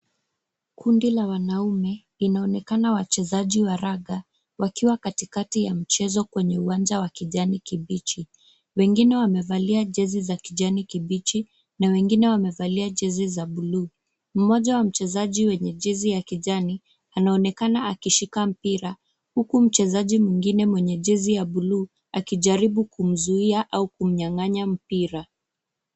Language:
Swahili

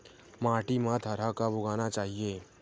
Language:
Chhattisgarhi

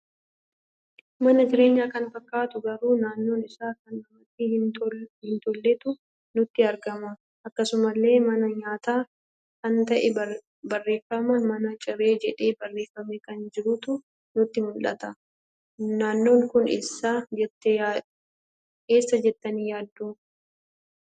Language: Oromo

